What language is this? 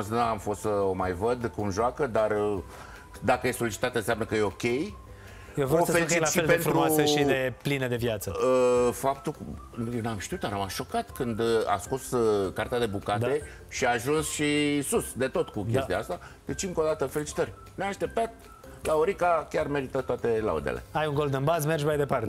Romanian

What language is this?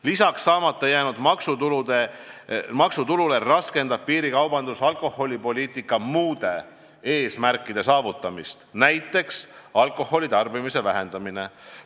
Estonian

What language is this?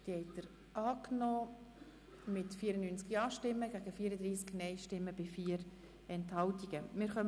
Swiss German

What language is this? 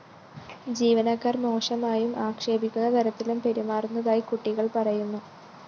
Malayalam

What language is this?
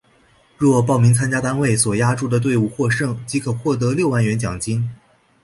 Chinese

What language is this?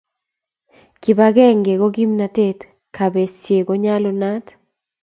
Kalenjin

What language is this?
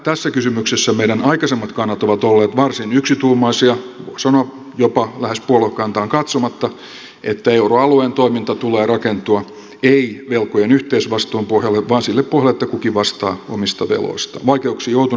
Finnish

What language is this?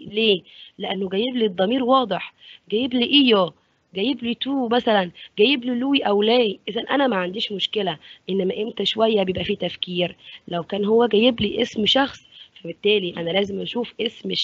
Arabic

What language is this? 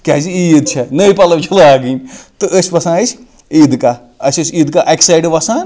Kashmiri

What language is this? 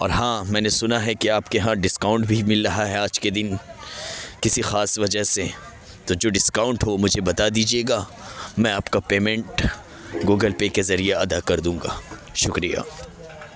Urdu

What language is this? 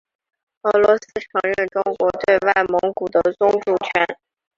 Chinese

